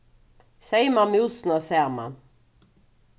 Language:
Faroese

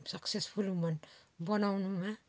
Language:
Nepali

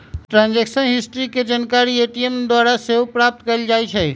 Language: Magahi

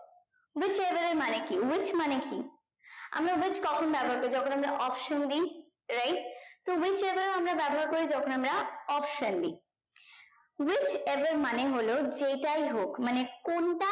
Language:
Bangla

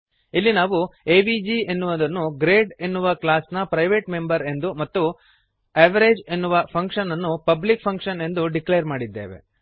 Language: Kannada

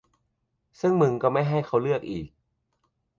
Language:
Thai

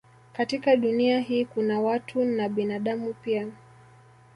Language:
Swahili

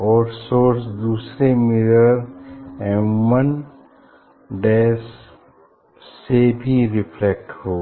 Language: Hindi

